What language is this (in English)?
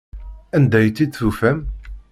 Kabyle